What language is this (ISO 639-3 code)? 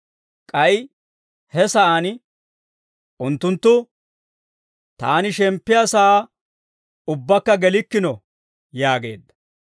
dwr